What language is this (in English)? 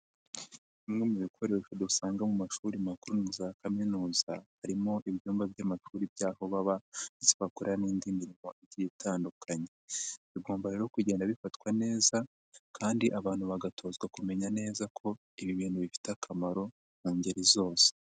Kinyarwanda